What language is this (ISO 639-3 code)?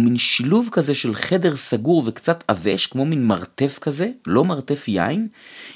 heb